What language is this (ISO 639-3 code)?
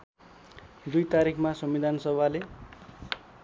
nep